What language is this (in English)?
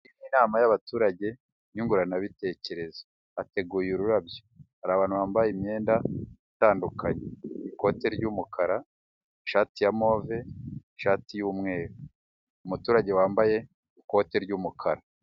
Kinyarwanda